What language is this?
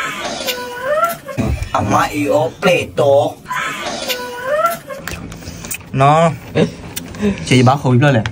Thai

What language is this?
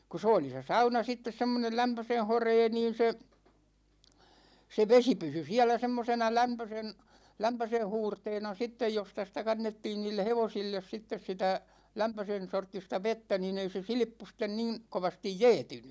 Finnish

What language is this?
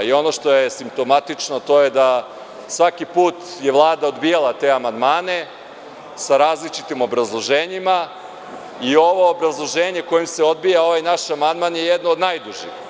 Serbian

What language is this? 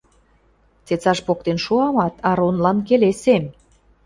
Western Mari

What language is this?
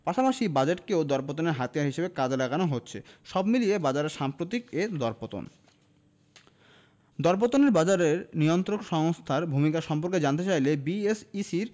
Bangla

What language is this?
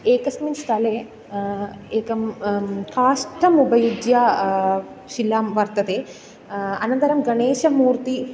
Sanskrit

